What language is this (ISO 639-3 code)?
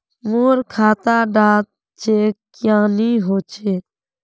mag